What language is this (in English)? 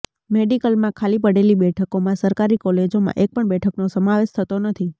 Gujarati